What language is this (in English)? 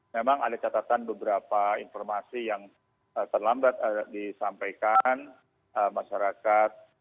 Indonesian